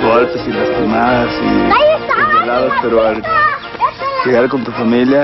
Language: Spanish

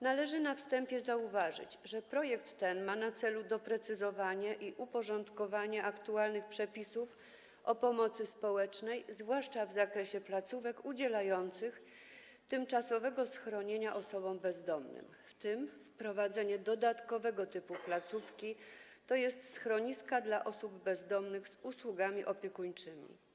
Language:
Polish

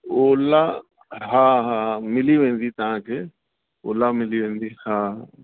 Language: Sindhi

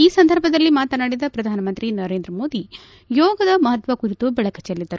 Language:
Kannada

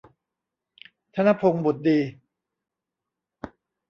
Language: Thai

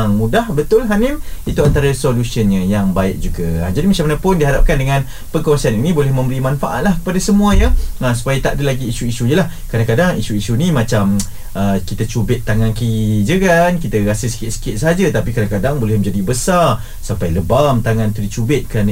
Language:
Malay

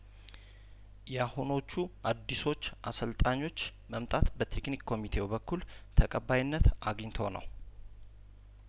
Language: Amharic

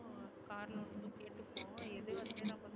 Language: Tamil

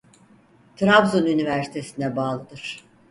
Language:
Turkish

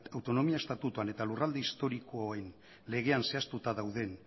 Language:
Basque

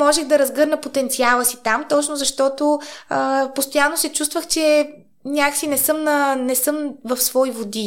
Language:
Bulgarian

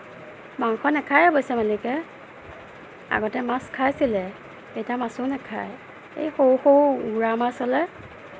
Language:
Assamese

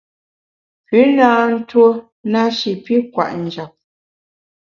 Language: Bamun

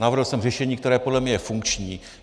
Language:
Czech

